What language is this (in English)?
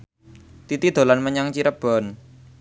Javanese